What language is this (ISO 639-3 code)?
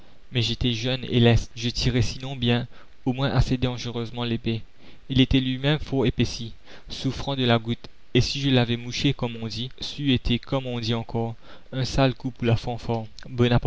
fra